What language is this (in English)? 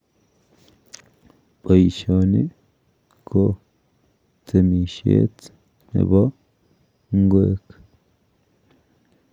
Kalenjin